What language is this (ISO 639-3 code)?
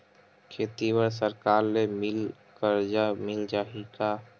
hne